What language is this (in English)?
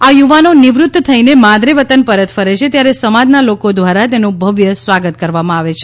Gujarati